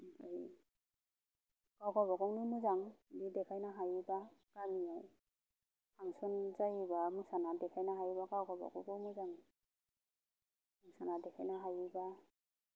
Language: Bodo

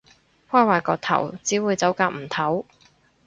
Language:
Cantonese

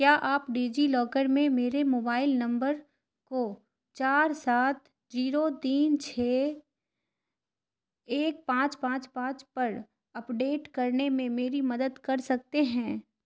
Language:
Urdu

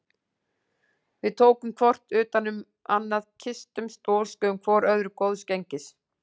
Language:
Icelandic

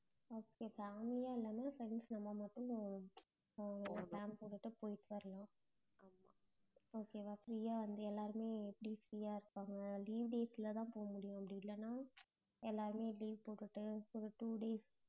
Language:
Tamil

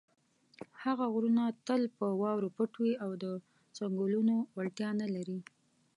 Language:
Pashto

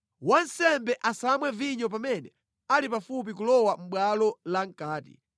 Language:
Nyanja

